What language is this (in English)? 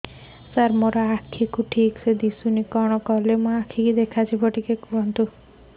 Odia